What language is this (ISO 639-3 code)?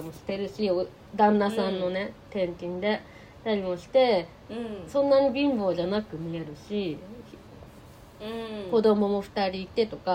jpn